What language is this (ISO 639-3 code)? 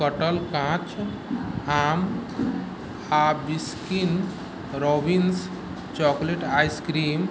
mai